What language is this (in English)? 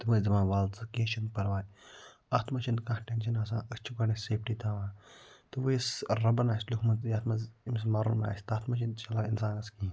Kashmiri